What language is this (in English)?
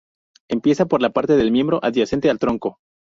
Spanish